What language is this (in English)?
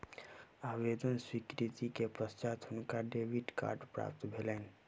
Maithili